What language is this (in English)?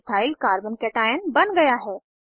Hindi